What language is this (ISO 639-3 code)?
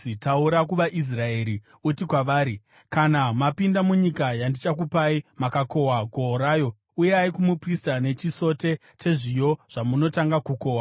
sna